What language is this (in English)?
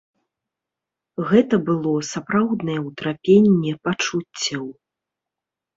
Belarusian